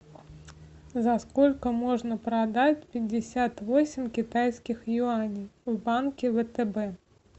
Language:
Russian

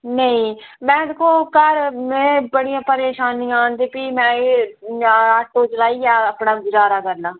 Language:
Dogri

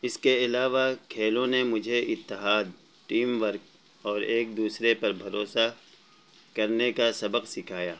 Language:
Urdu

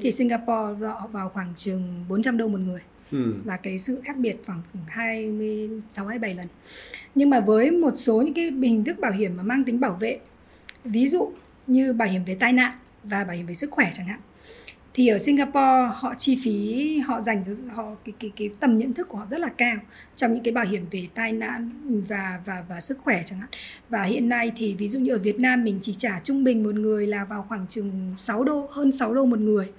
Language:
Vietnamese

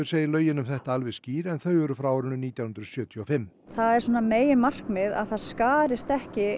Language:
Icelandic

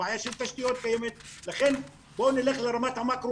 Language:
Hebrew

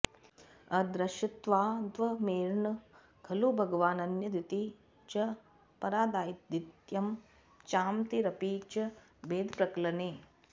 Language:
Sanskrit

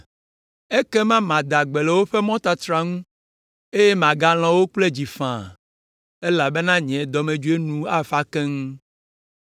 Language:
Ewe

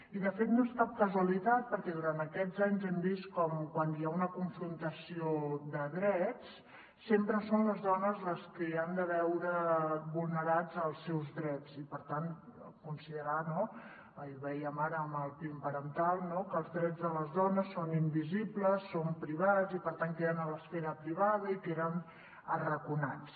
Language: Catalan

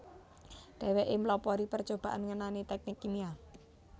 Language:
Javanese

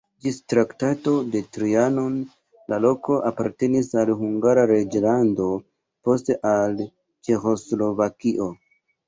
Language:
Esperanto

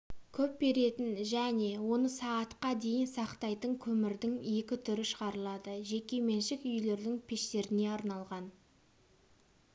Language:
Kazakh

